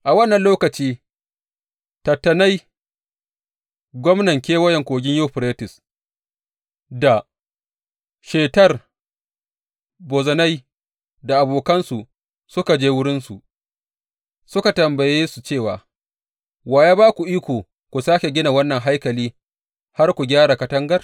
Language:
Hausa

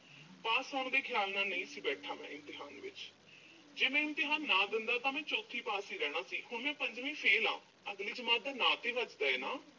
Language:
Punjabi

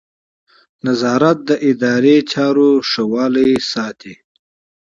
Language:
Pashto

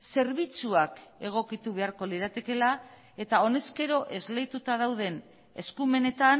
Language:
Basque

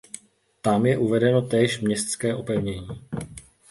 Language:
Czech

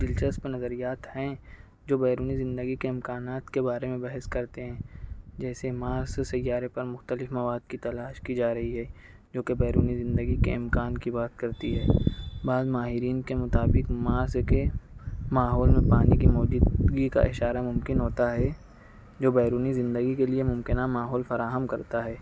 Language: Urdu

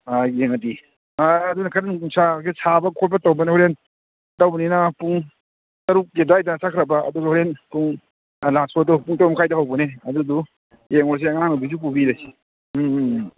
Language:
Manipuri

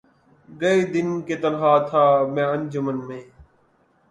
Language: Urdu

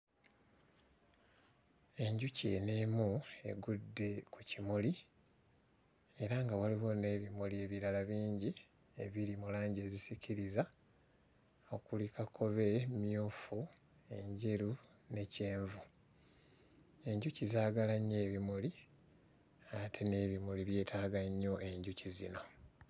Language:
Ganda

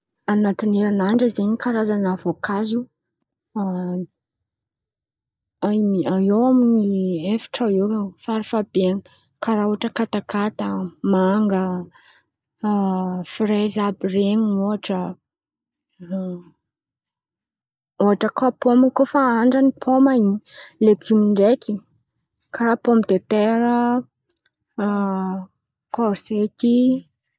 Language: Antankarana Malagasy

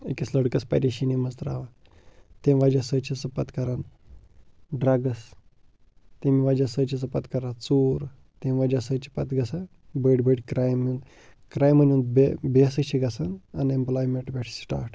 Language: Kashmiri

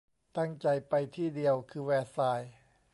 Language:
Thai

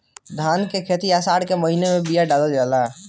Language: Bhojpuri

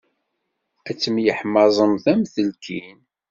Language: Kabyle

